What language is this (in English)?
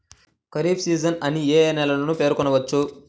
Telugu